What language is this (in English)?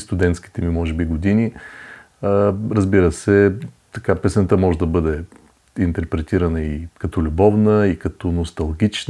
Bulgarian